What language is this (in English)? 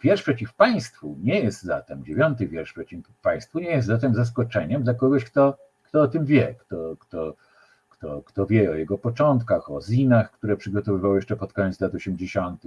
Polish